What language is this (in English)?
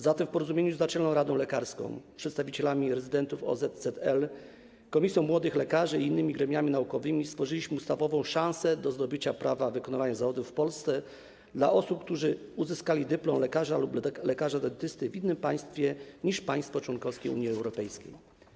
Polish